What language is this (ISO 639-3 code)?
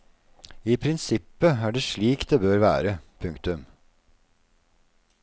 nor